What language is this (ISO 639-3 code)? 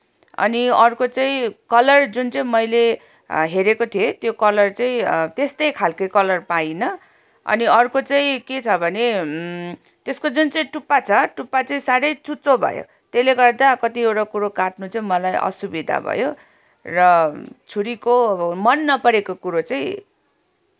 nep